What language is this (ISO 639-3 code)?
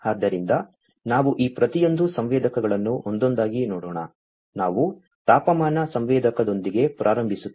kan